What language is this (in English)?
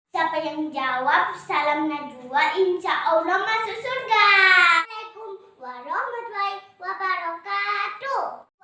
Indonesian